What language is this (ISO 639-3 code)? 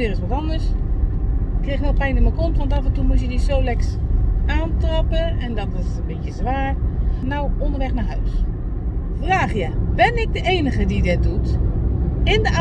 nld